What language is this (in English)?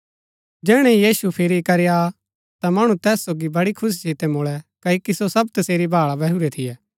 Gaddi